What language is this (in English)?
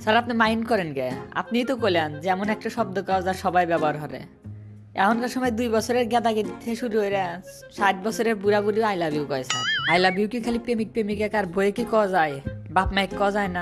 Indonesian